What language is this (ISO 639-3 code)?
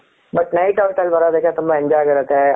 kan